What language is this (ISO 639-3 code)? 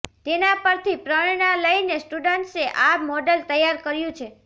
guj